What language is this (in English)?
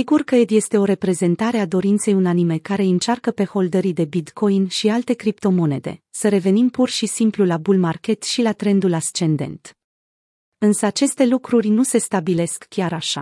Romanian